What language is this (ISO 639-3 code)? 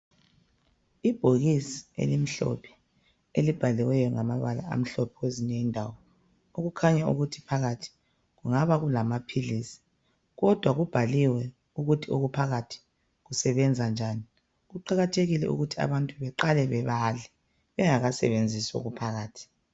nde